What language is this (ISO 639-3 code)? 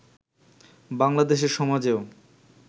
ben